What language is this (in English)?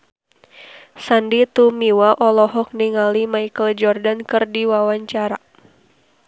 Sundanese